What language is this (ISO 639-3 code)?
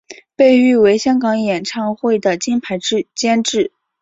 zho